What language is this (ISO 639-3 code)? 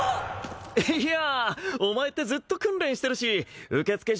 jpn